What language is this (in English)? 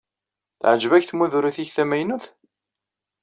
Kabyle